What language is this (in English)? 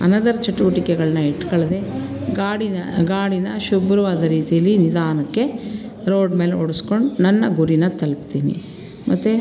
Kannada